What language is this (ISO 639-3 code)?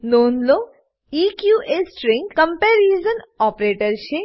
guj